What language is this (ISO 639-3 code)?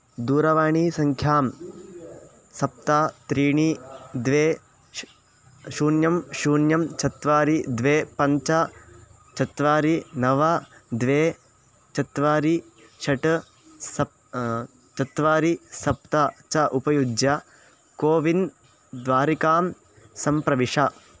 san